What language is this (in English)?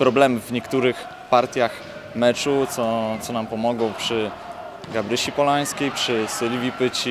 Polish